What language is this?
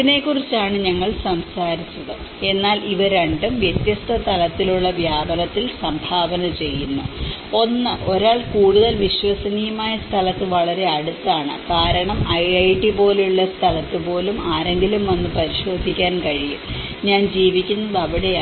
Malayalam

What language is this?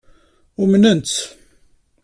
Kabyle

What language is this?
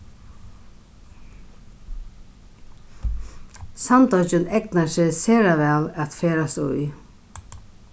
Faroese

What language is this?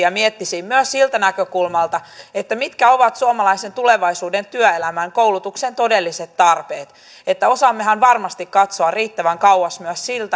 Finnish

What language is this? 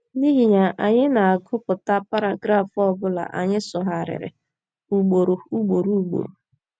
Igbo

